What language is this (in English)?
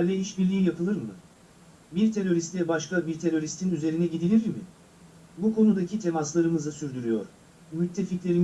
Turkish